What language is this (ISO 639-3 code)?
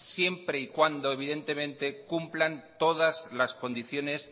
spa